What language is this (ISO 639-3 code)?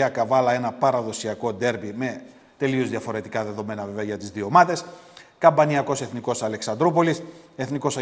ell